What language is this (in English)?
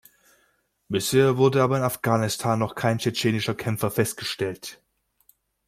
German